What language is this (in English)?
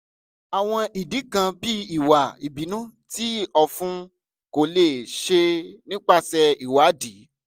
Yoruba